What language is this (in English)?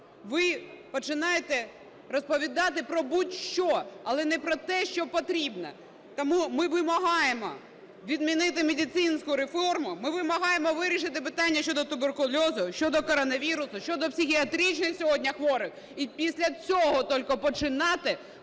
Ukrainian